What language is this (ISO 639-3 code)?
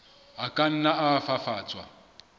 sot